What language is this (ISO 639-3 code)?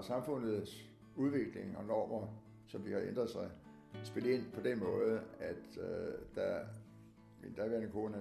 dan